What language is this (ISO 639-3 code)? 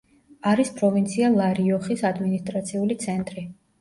kat